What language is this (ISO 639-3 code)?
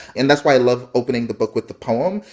eng